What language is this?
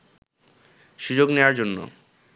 Bangla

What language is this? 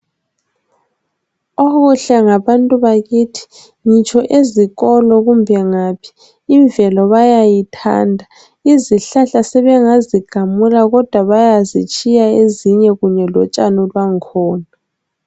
North Ndebele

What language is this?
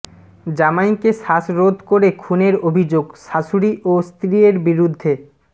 Bangla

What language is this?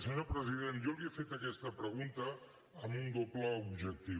Catalan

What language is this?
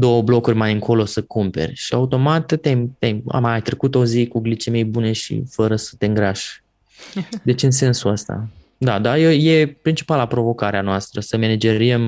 Romanian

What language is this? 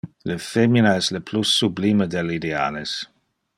Interlingua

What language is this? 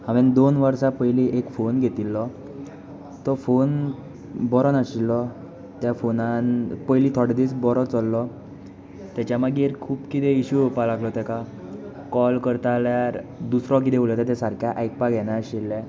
Konkani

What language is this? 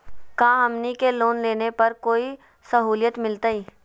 Magahi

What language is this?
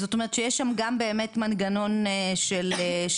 Hebrew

